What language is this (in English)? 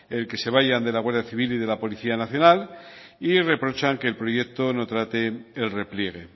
Spanish